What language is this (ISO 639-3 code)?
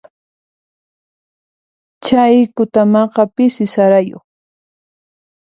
qxp